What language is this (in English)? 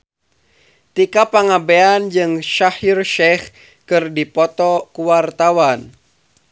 Sundanese